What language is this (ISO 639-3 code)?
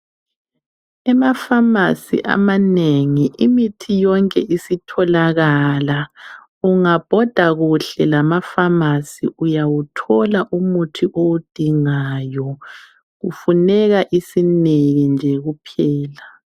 nde